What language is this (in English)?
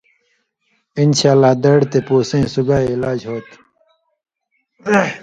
Indus Kohistani